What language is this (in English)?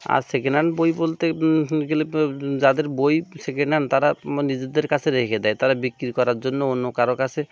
Bangla